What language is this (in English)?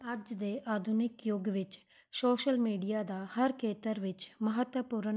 Punjabi